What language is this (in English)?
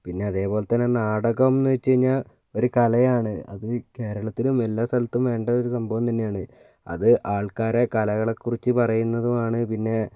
Malayalam